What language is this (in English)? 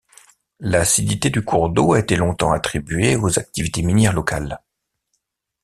French